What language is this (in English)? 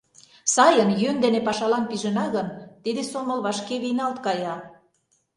Mari